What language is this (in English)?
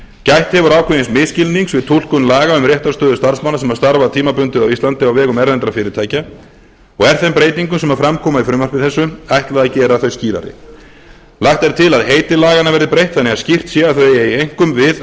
Icelandic